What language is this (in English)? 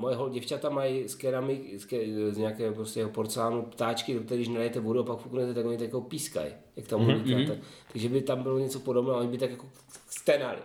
Czech